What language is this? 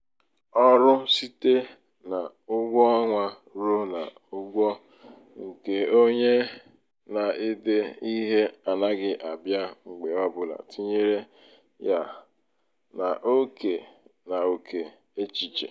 Igbo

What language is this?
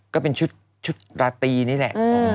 Thai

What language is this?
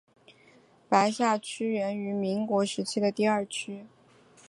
Chinese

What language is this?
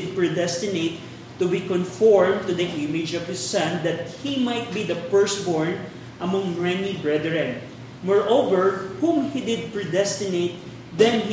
Filipino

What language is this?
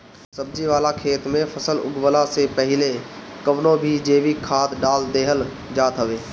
Bhojpuri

